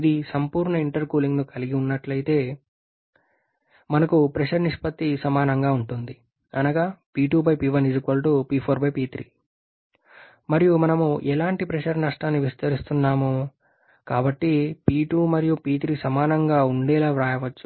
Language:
Telugu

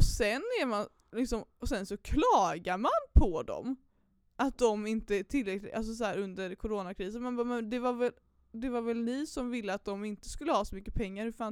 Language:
Swedish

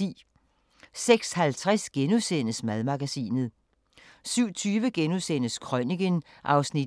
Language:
Danish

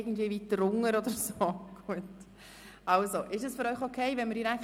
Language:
Swiss German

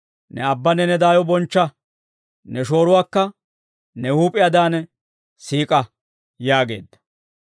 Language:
Dawro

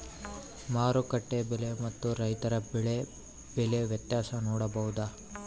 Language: Kannada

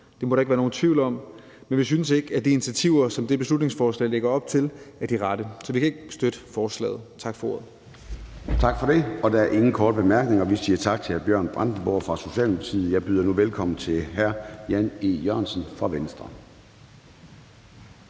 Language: Danish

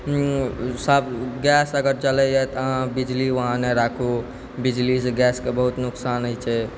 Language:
Maithili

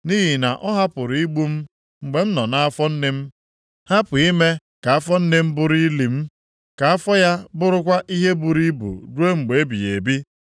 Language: Igbo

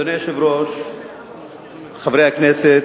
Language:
Hebrew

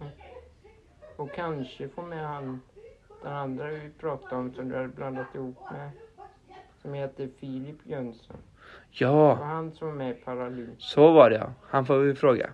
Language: Swedish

